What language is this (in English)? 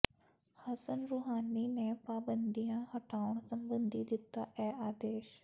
Punjabi